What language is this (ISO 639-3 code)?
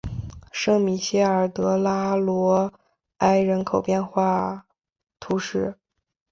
zho